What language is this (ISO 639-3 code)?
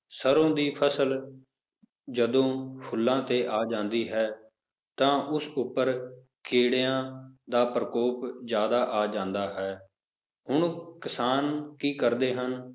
pan